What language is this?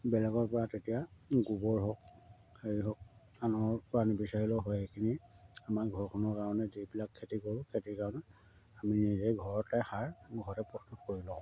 Assamese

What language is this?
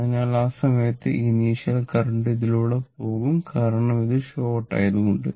Malayalam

